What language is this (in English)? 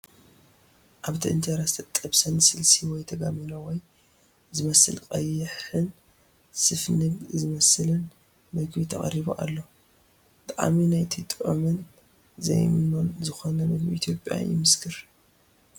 Tigrinya